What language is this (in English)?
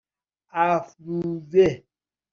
Persian